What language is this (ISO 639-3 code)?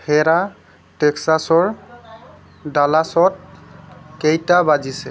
asm